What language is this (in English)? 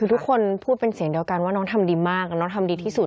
Thai